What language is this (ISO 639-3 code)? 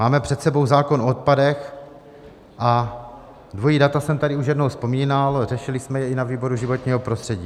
ces